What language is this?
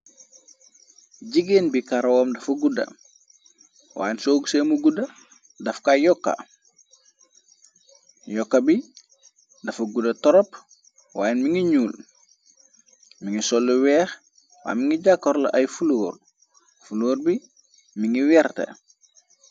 Wolof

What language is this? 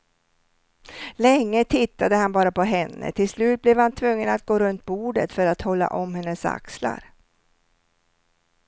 Swedish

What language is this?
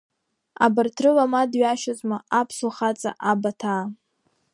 Abkhazian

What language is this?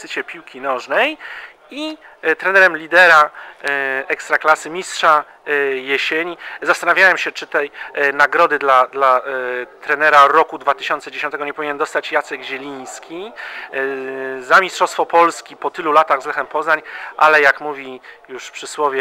Polish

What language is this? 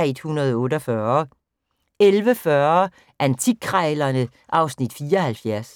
Danish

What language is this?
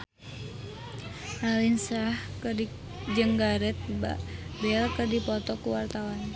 Sundanese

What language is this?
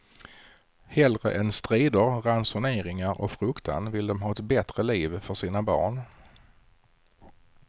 Swedish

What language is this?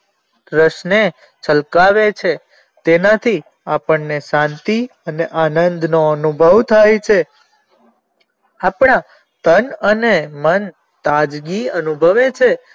Gujarati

